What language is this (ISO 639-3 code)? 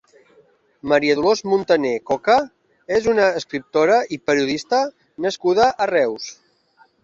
cat